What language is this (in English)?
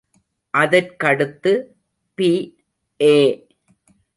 Tamil